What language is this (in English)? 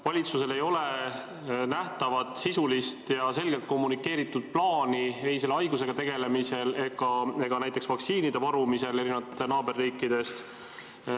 Estonian